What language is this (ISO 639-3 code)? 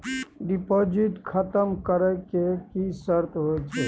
mai